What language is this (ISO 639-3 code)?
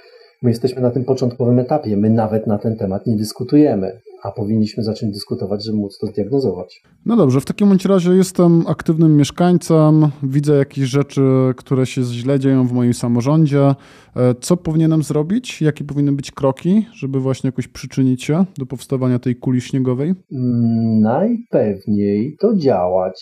pol